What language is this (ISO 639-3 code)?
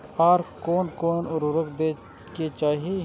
mai